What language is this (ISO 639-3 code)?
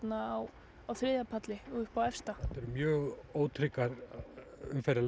isl